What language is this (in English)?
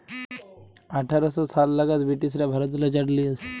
Bangla